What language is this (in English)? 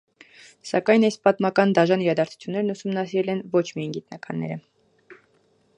Armenian